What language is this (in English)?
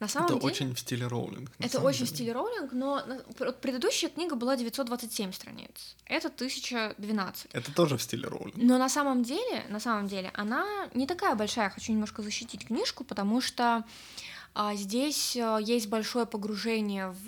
Russian